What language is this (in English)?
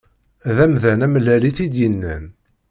Kabyle